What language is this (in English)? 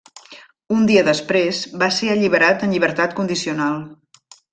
Catalan